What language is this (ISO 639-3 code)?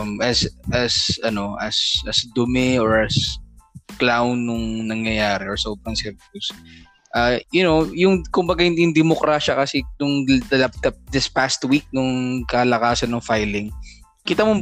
fil